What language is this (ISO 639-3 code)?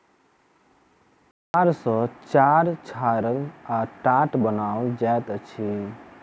mai